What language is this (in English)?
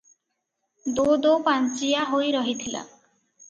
Odia